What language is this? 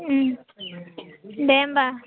Bodo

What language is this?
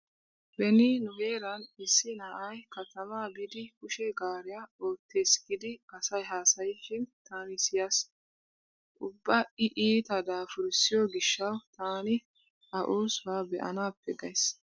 Wolaytta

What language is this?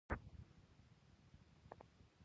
Pashto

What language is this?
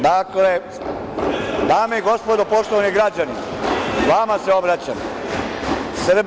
Serbian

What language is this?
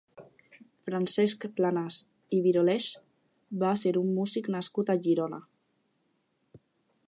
Catalan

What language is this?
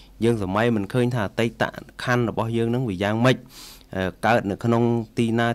Thai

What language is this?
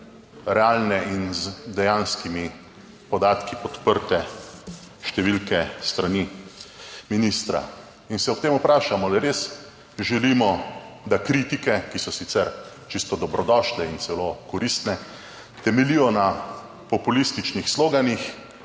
Slovenian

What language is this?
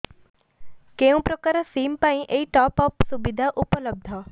Odia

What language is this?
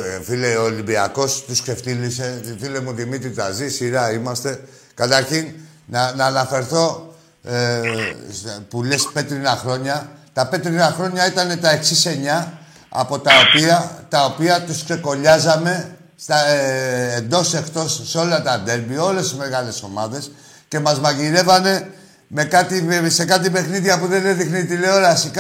Greek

